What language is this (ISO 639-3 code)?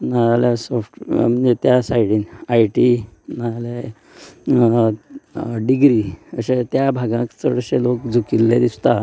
kok